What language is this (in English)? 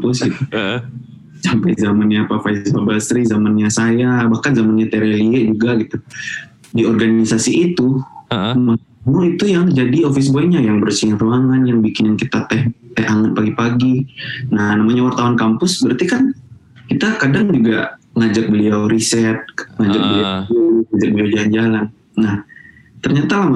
Indonesian